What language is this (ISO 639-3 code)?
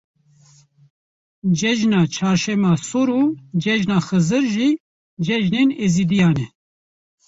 kur